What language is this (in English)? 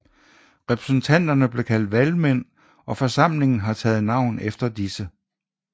Danish